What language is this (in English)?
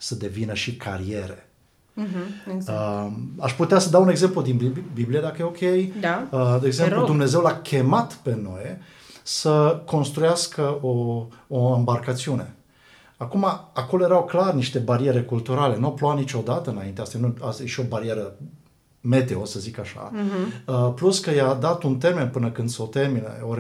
Romanian